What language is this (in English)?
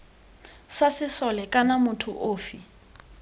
Tswana